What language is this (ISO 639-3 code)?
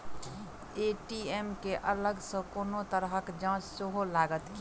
mai